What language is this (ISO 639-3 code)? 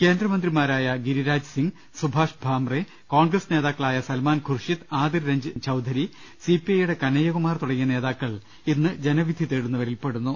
mal